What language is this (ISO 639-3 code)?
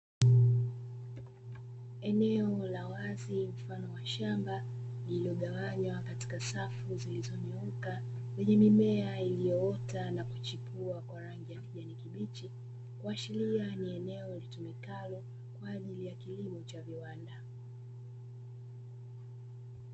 swa